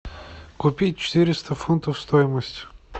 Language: Russian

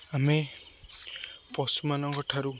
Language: Odia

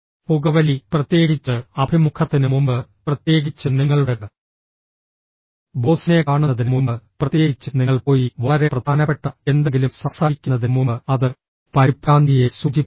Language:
Malayalam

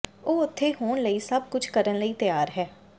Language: Punjabi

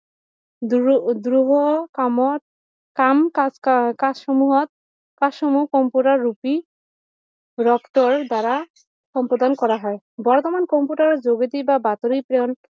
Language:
Assamese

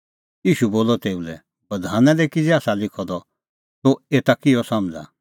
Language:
Kullu Pahari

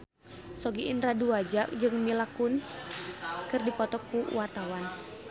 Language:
Sundanese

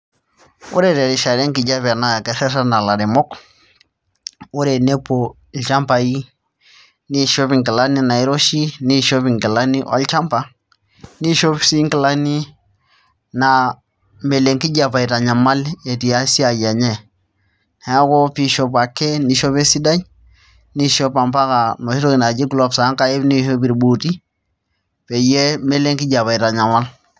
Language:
Masai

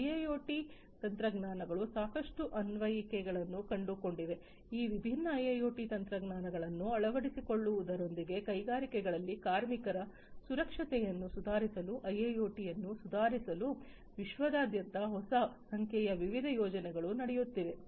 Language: Kannada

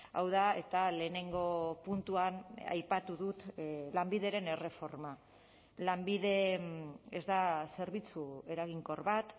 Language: Basque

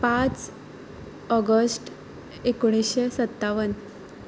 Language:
Konkani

